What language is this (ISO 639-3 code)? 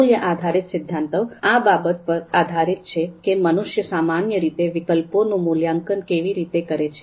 guj